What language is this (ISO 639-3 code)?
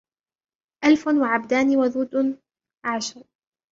ara